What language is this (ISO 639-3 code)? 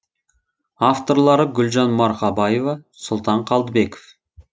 kaz